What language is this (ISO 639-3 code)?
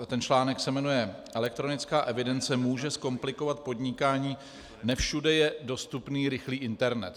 ces